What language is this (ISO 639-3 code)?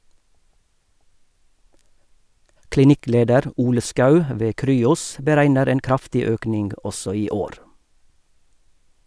nor